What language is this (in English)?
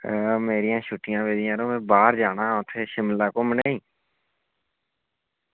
Dogri